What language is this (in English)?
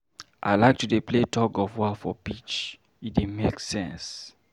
Nigerian Pidgin